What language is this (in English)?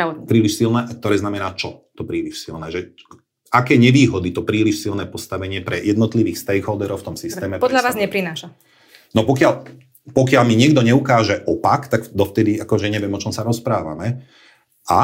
Slovak